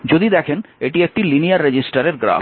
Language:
Bangla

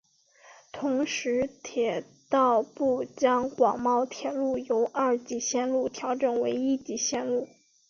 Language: Chinese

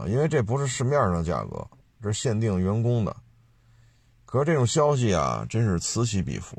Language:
Chinese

